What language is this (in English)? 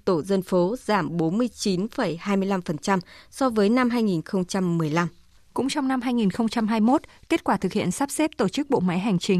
Vietnamese